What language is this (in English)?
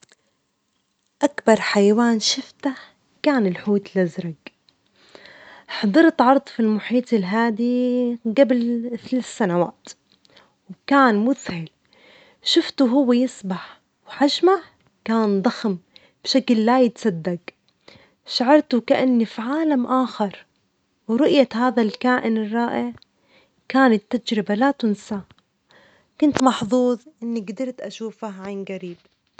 Omani Arabic